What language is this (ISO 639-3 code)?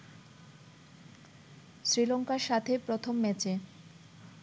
ben